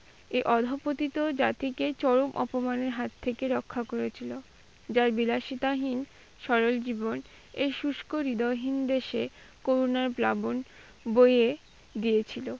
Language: Bangla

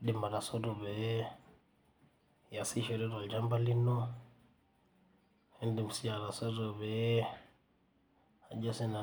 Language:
Masai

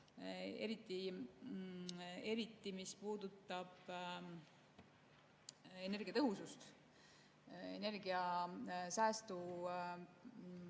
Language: Estonian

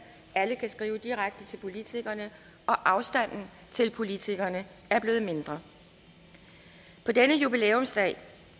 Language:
Danish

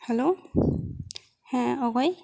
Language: Santali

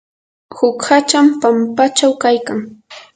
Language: Yanahuanca Pasco Quechua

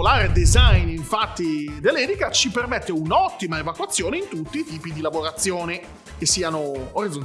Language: Italian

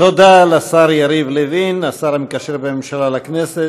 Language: Hebrew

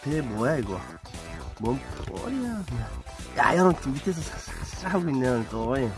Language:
Korean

